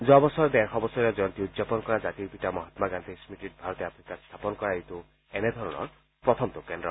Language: Assamese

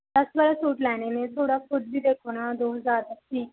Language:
Punjabi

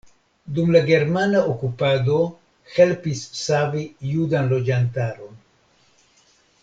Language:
Esperanto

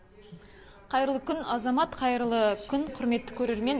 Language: Kazakh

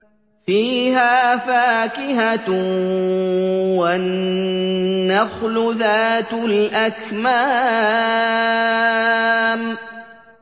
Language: Arabic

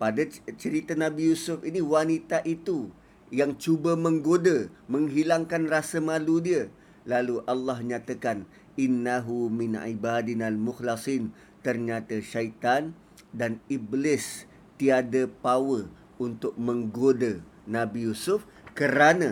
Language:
Malay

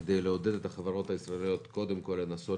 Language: Hebrew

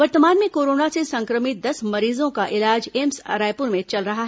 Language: Hindi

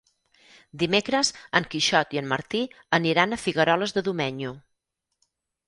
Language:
Catalan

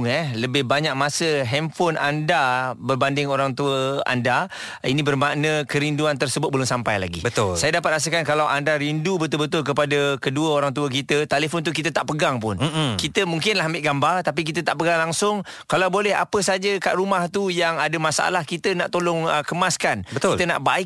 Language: Malay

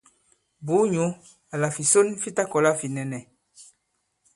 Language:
Bankon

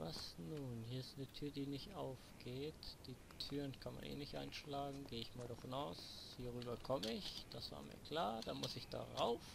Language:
German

